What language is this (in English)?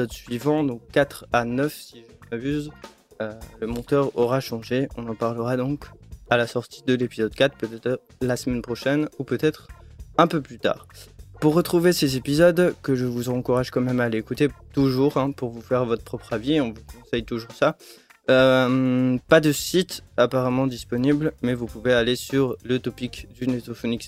French